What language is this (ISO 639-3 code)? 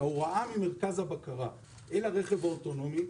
heb